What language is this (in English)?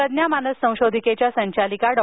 Marathi